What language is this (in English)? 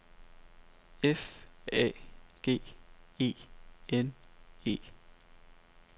Danish